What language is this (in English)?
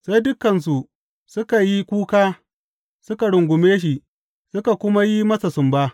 Hausa